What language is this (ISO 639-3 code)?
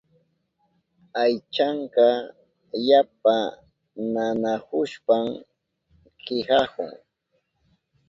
qup